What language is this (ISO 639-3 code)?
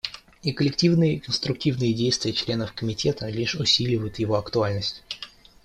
rus